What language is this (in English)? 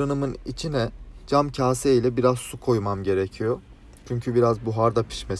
Turkish